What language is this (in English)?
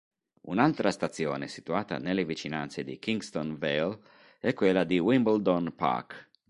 Italian